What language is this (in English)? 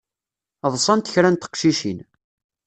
Kabyle